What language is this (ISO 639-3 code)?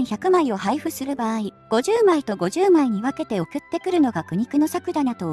jpn